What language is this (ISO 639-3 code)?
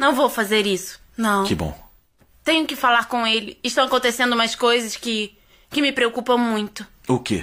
por